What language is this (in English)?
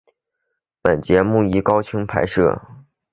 Chinese